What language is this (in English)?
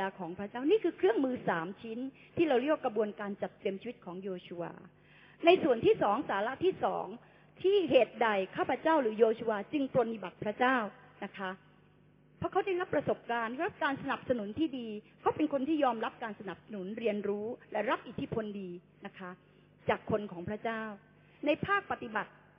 Thai